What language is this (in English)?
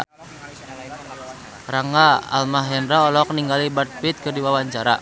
Sundanese